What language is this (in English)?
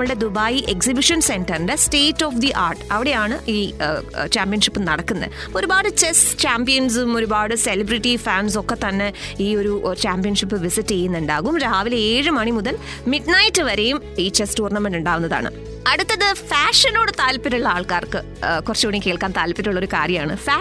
Malayalam